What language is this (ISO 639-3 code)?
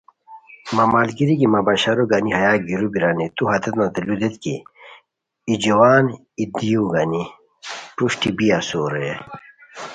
khw